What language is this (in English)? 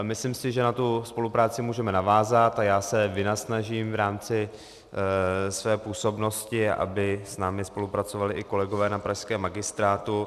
Czech